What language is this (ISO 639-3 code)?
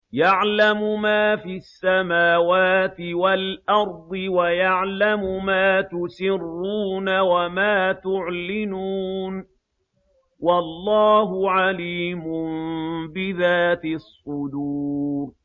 ara